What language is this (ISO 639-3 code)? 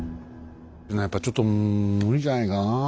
jpn